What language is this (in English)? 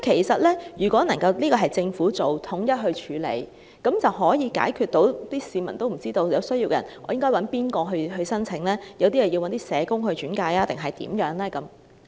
Cantonese